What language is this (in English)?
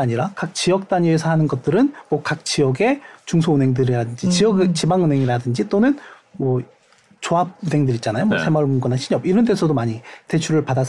Korean